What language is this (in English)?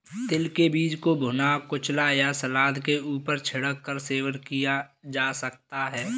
Hindi